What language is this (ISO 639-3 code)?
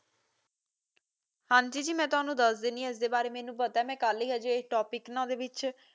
pan